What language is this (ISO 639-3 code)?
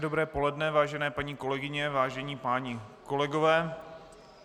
ces